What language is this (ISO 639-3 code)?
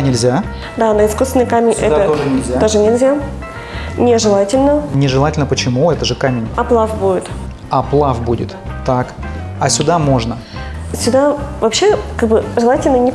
rus